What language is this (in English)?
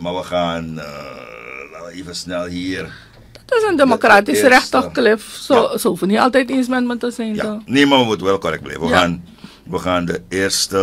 Dutch